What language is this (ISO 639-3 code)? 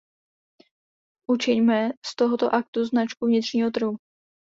ces